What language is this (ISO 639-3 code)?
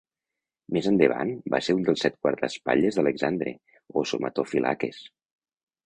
cat